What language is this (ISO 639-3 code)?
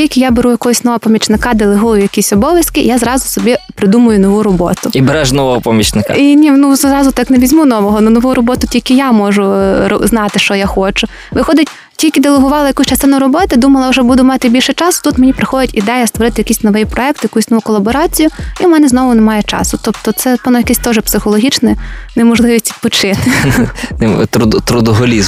ukr